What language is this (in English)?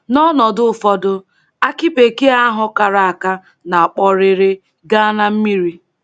Igbo